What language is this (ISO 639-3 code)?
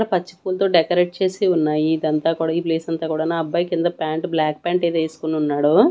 tel